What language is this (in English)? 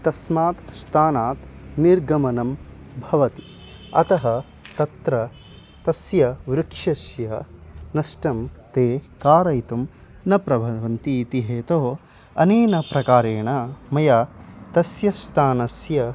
Sanskrit